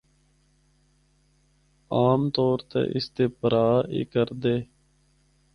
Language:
Northern Hindko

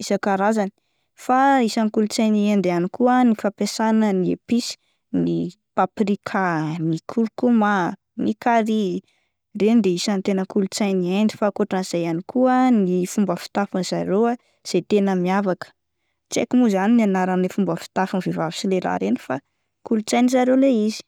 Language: Malagasy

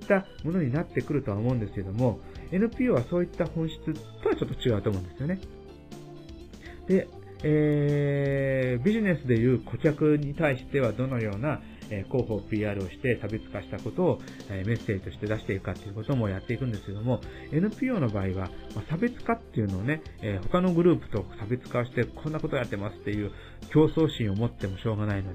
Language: Japanese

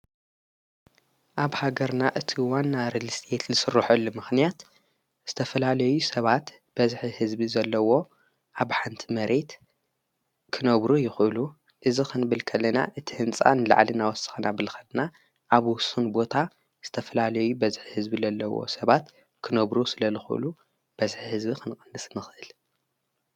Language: Tigrinya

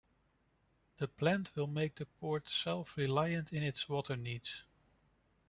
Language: English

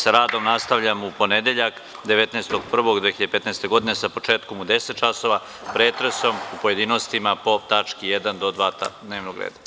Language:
Serbian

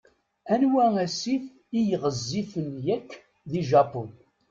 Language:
Kabyle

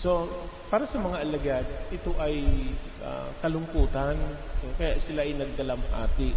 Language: Filipino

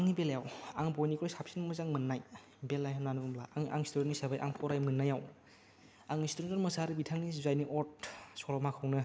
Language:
Bodo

